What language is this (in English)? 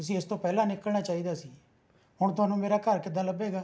Punjabi